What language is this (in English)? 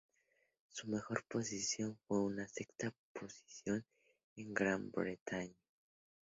Spanish